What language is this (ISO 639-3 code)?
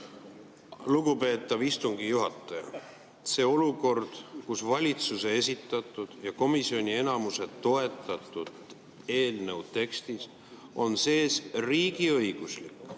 est